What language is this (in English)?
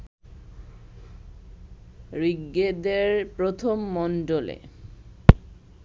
Bangla